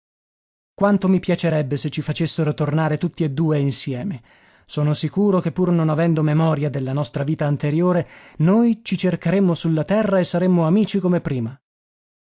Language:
Italian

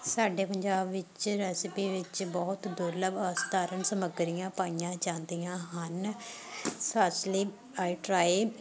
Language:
Punjabi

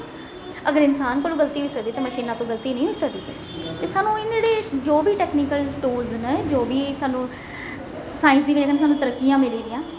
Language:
Dogri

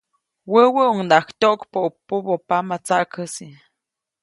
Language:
Copainalá Zoque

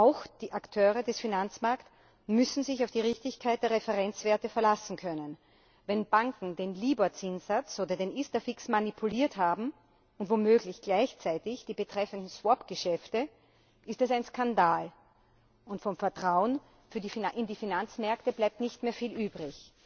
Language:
German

